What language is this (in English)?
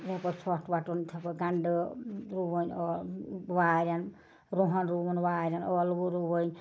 Kashmiri